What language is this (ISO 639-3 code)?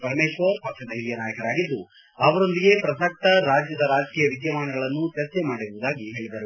kan